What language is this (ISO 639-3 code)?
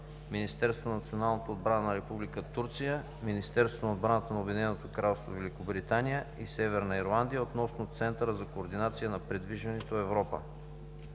bul